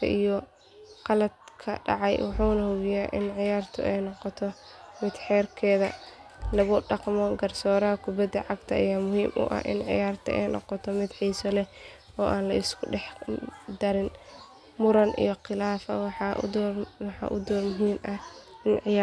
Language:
Somali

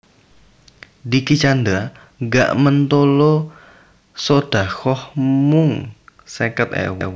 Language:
Javanese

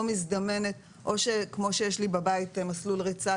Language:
Hebrew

